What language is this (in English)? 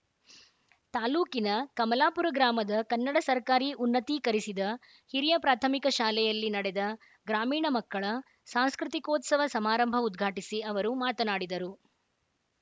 Kannada